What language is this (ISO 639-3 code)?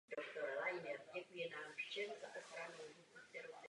ces